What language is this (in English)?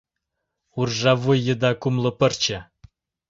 Mari